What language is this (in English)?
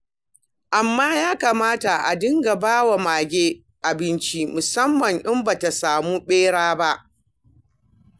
Hausa